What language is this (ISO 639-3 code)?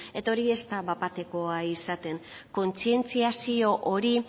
eus